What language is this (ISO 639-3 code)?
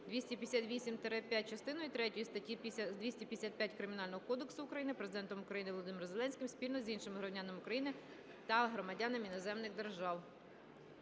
ukr